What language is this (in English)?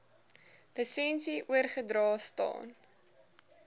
Afrikaans